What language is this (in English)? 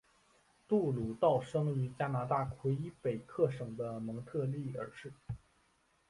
Chinese